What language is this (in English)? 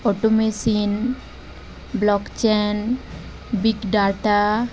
Odia